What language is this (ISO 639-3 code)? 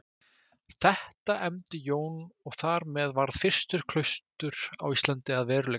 isl